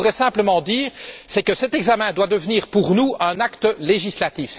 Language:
French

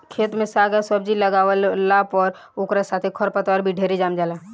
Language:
Bhojpuri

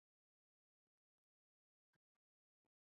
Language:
Chinese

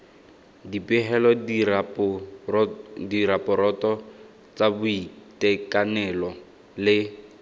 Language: Tswana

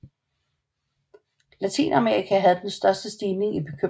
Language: Danish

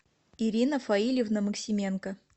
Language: Russian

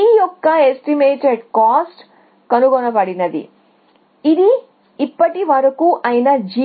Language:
Telugu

